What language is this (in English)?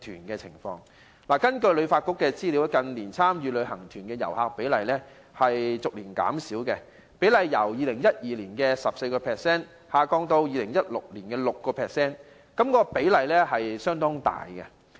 Cantonese